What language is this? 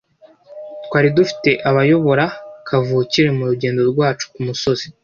Kinyarwanda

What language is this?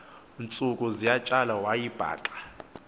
Xhosa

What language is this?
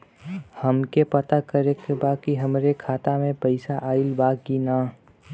Bhojpuri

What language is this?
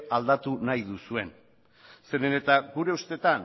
Basque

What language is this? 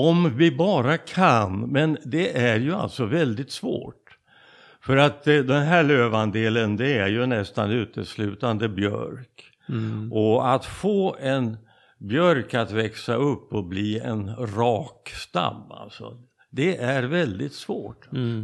Swedish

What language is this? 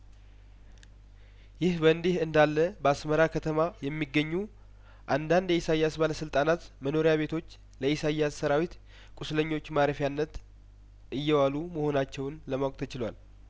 Amharic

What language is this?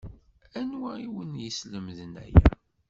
Kabyle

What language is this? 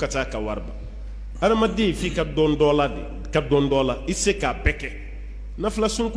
Arabic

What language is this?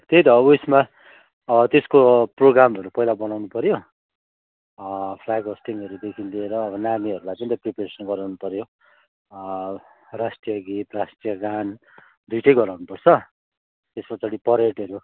Nepali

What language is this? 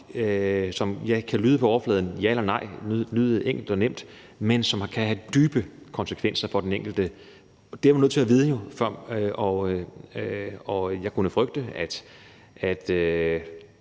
Danish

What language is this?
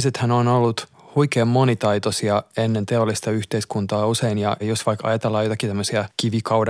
Finnish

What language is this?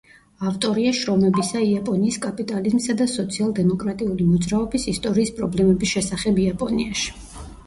Georgian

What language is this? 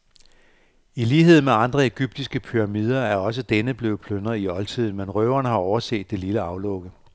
Danish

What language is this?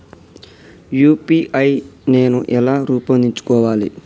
Telugu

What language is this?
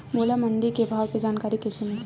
Chhattisgarhi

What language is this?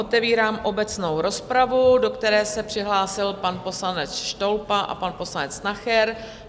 Czech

